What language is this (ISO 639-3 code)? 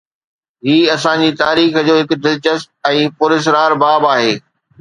snd